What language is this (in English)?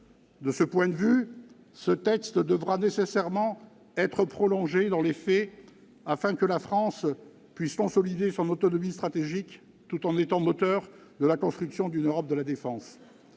French